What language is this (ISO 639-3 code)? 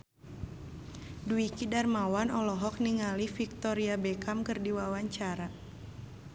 sun